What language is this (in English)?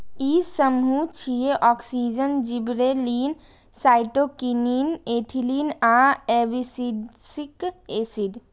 Maithili